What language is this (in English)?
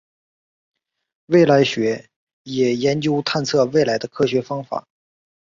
Chinese